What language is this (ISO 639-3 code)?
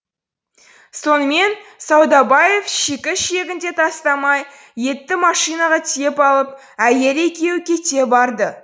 kaz